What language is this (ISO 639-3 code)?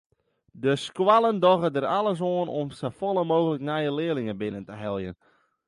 fry